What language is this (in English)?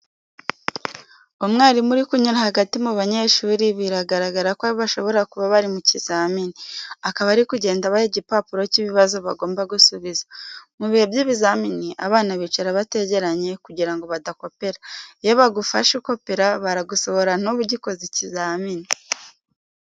Kinyarwanda